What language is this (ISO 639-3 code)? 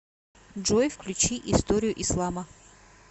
rus